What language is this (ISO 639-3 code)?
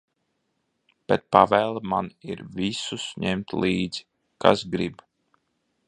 lav